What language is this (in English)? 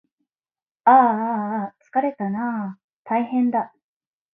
Japanese